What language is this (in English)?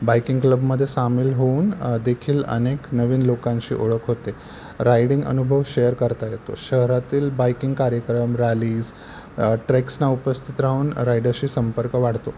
Marathi